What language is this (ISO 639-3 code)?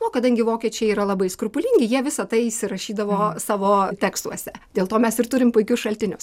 lit